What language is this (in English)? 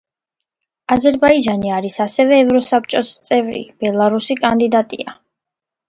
Georgian